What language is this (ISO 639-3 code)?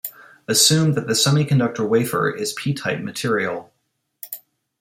eng